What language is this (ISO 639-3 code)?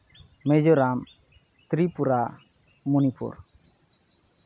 sat